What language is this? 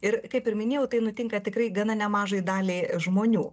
Lithuanian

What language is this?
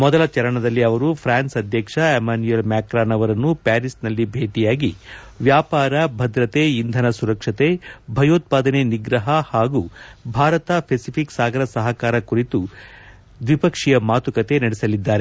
Kannada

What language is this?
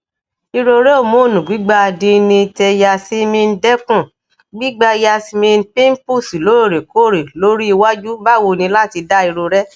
Yoruba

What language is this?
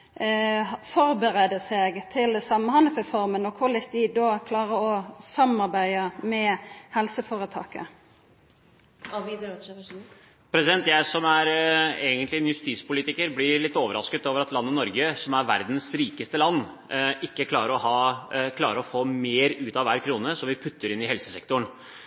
Norwegian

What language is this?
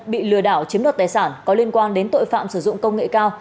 Vietnamese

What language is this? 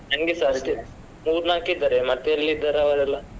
Kannada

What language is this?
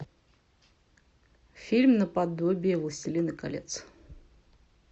Russian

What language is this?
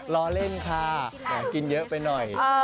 Thai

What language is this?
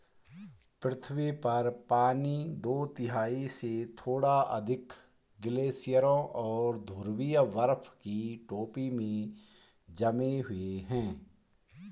Hindi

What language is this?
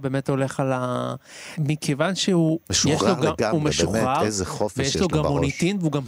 Hebrew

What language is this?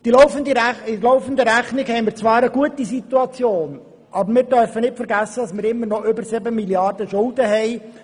Swiss German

